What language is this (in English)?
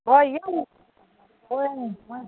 Manipuri